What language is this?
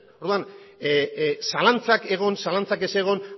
Basque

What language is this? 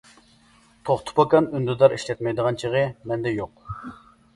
Uyghur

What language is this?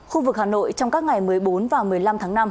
Vietnamese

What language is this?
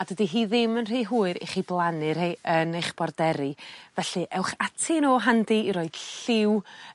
Welsh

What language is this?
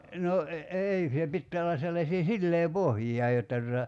Finnish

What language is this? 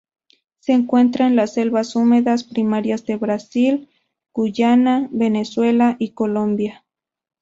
Spanish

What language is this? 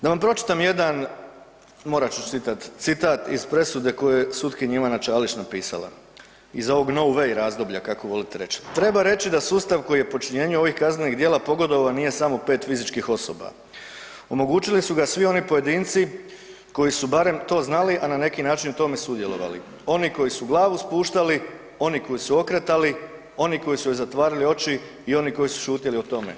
Croatian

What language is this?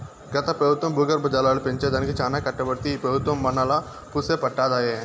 Telugu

